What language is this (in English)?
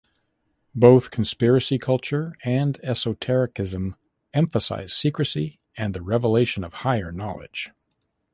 English